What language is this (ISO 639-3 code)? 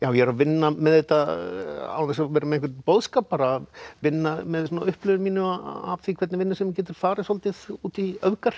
isl